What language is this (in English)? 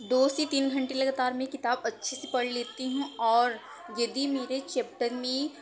Hindi